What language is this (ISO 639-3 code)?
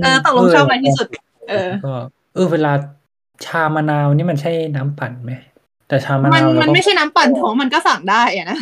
tha